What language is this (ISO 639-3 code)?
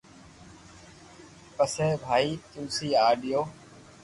lrk